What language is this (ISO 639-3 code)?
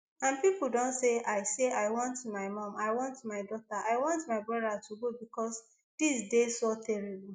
pcm